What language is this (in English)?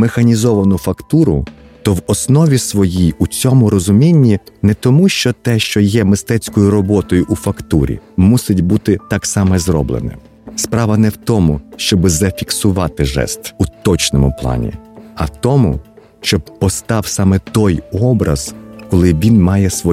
Ukrainian